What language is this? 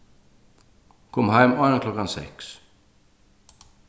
Faroese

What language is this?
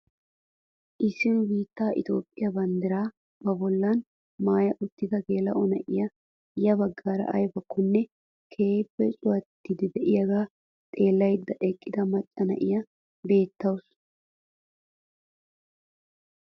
Wolaytta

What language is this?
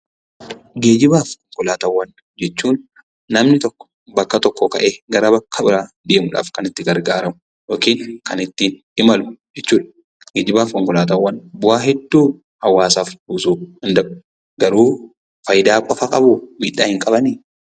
Oromo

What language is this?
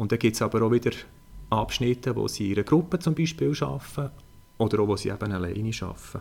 German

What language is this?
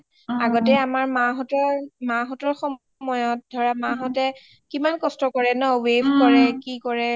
Assamese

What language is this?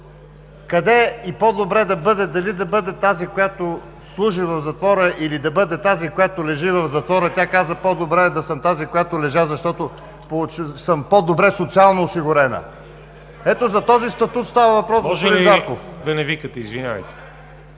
Bulgarian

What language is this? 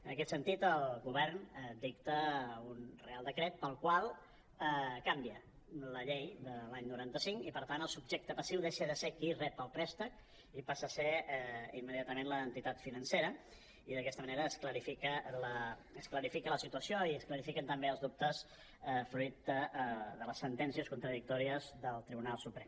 Catalan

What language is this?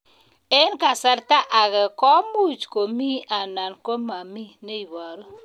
Kalenjin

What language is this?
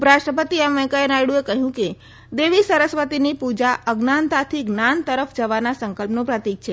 Gujarati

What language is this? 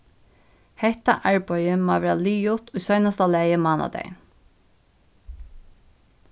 Faroese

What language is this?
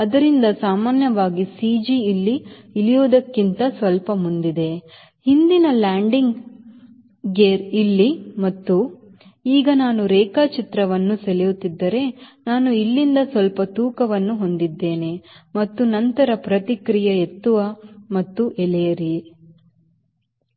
Kannada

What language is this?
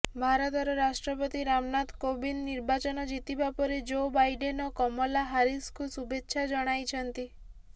Odia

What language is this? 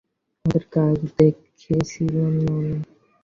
Bangla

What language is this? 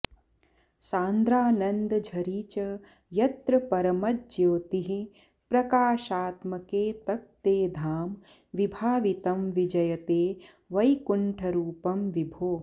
Sanskrit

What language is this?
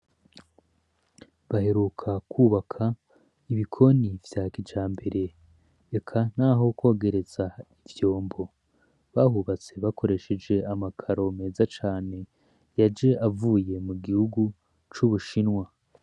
Rundi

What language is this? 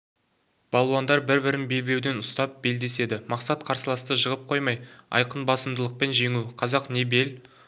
Kazakh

